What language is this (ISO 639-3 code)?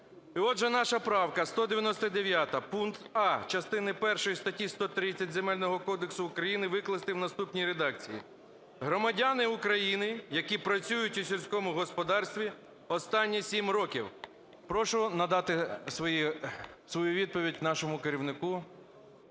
ukr